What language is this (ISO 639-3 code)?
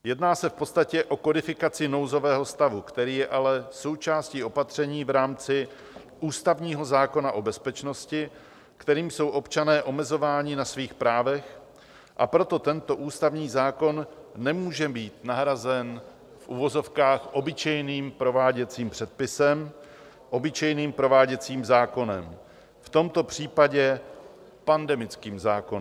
ces